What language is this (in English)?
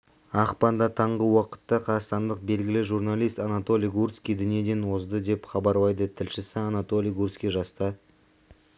Kazakh